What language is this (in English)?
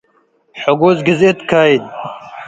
Tigre